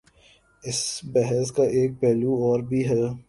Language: Urdu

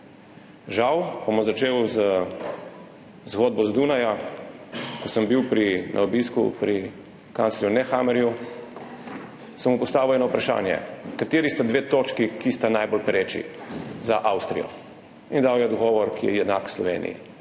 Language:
Slovenian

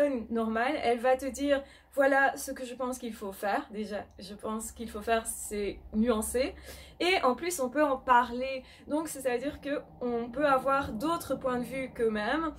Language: French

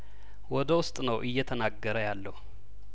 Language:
Amharic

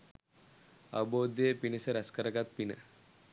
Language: Sinhala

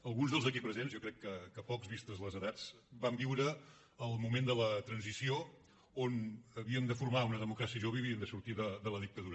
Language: Catalan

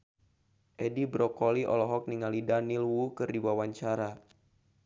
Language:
Sundanese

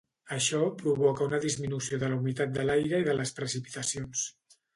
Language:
Catalan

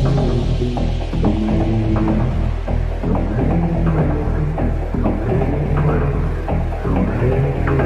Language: English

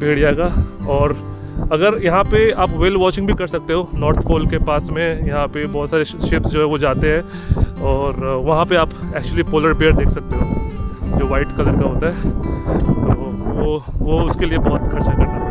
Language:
Hindi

